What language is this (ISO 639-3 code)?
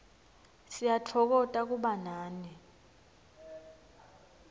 ssw